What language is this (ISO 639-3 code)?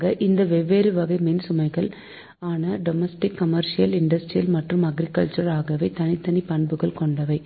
tam